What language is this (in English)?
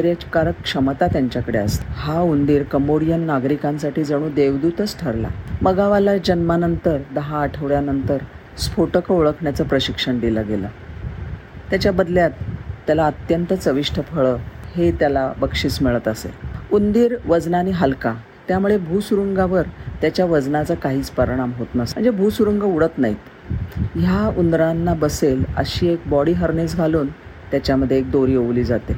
Marathi